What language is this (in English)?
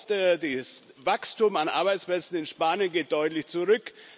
German